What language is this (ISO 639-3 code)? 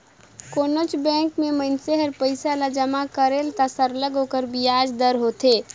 hne